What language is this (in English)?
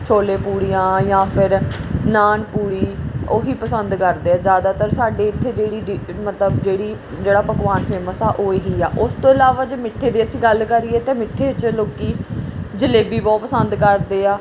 Punjabi